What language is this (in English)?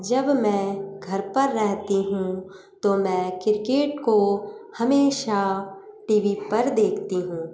Hindi